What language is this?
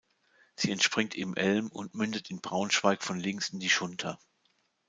German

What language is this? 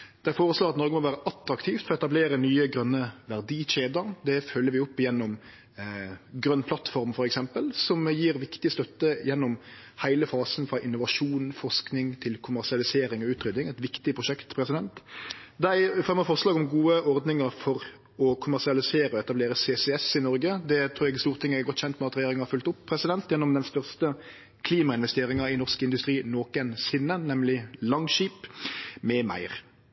Norwegian Nynorsk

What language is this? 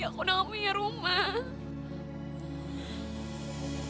Indonesian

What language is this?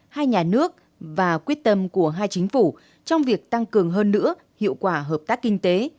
Vietnamese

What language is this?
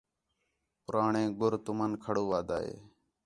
Khetrani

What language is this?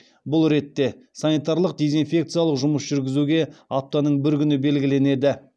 Kazakh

